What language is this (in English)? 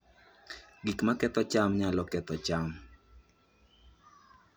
Luo (Kenya and Tanzania)